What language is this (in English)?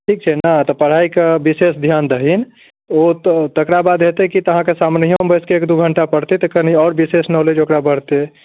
Maithili